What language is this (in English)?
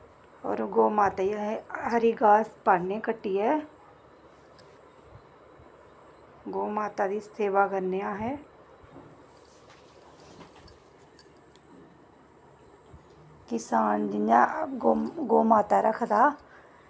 Dogri